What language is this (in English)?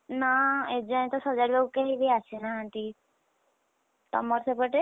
Odia